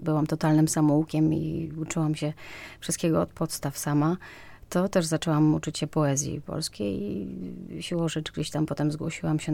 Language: Polish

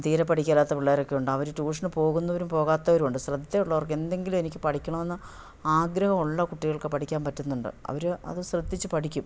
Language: Malayalam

